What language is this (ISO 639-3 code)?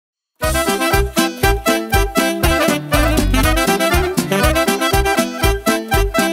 ron